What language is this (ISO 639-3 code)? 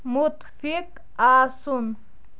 kas